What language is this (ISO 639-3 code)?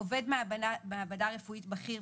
heb